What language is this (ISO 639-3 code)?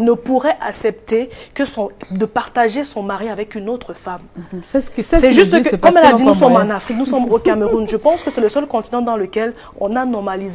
fra